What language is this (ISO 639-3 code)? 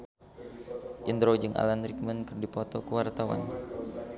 sun